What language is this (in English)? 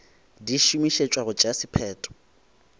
Northern Sotho